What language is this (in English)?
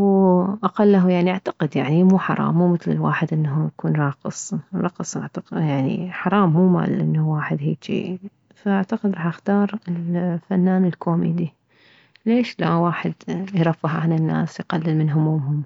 Mesopotamian Arabic